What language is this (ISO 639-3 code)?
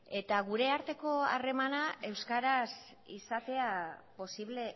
eus